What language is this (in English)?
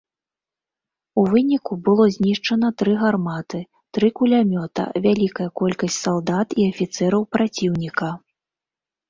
Belarusian